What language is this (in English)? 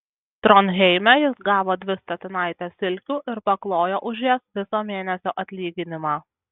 Lithuanian